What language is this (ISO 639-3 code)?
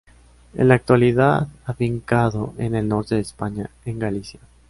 spa